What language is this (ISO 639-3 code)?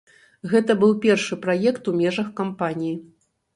bel